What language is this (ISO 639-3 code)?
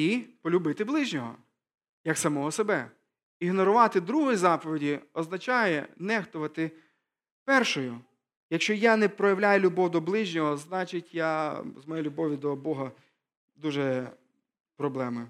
ukr